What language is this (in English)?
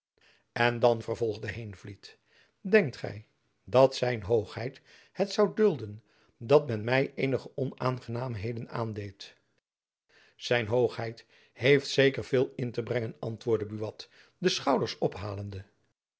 Dutch